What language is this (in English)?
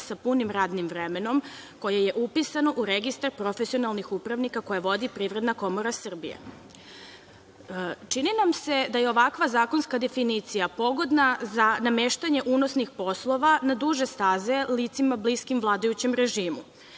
Serbian